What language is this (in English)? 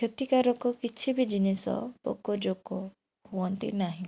Odia